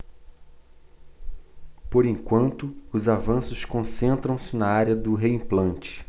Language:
Portuguese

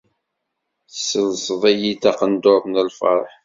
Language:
Kabyle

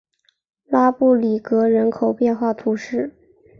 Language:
Chinese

